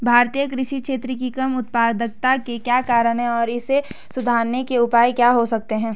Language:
Hindi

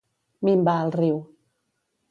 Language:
Catalan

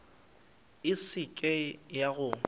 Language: Northern Sotho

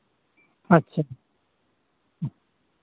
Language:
Santali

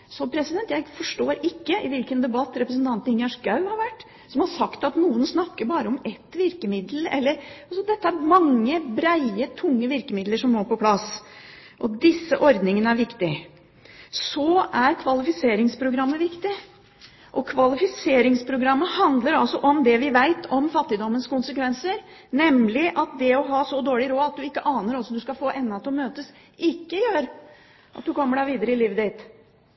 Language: Norwegian Bokmål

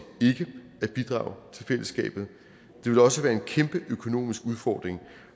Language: Danish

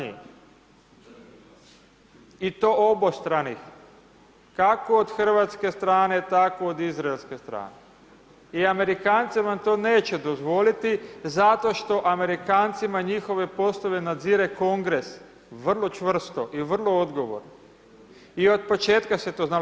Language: Croatian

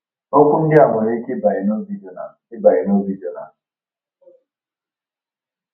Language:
Igbo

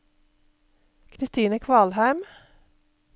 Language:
Norwegian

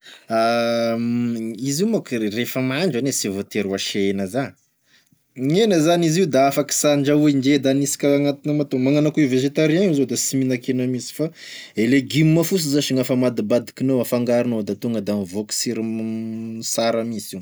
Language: Tesaka Malagasy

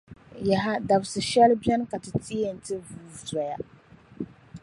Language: Dagbani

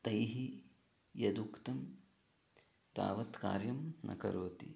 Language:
Sanskrit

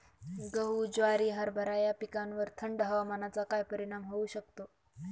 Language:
Marathi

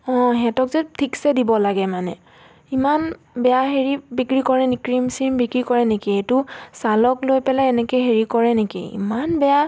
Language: Assamese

